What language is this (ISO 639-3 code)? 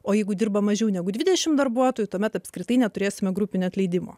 lit